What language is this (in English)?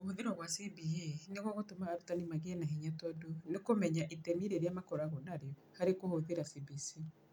Kikuyu